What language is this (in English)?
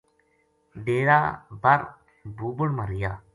Gujari